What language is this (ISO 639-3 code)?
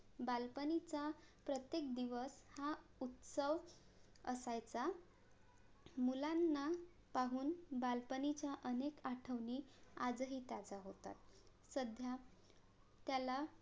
mar